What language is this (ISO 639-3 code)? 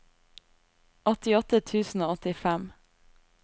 nor